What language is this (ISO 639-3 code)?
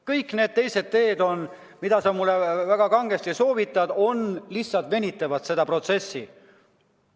est